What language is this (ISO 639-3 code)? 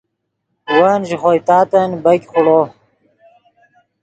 ydg